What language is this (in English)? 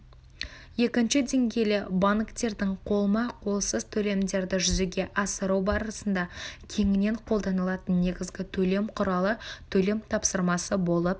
Kazakh